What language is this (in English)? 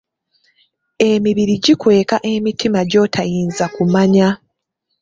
Ganda